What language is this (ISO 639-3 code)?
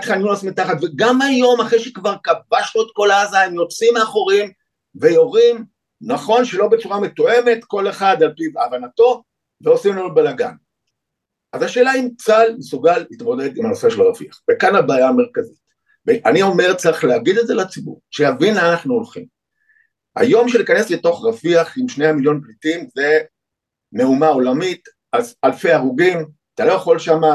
heb